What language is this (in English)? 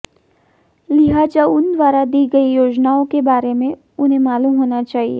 Hindi